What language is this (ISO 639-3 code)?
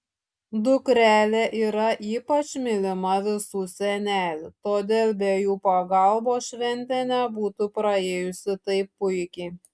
lit